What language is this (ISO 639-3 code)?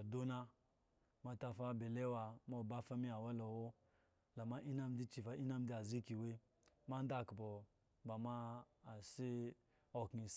ego